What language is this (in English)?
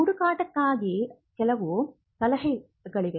Kannada